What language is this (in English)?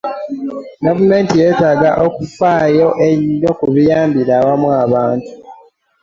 Ganda